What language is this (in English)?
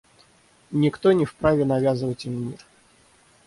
Russian